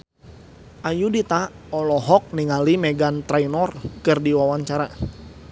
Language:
Sundanese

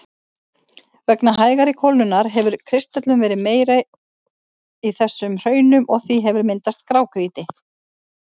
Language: Icelandic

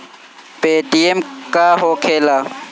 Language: Bhojpuri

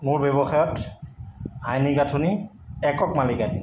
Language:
Assamese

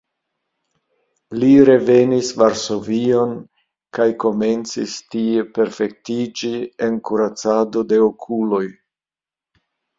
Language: Esperanto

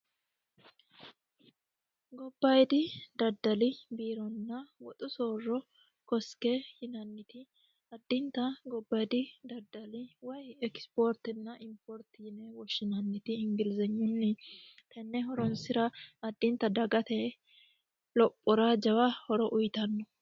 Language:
Sidamo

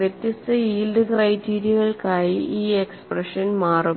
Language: Malayalam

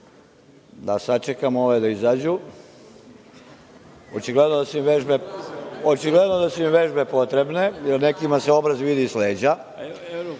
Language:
Serbian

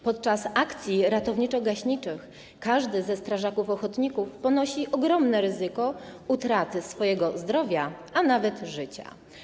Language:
Polish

